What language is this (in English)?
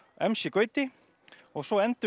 Icelandic